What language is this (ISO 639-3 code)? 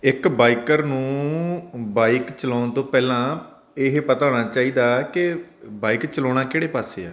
pan